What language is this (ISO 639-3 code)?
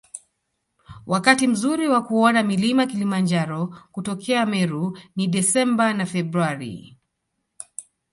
swa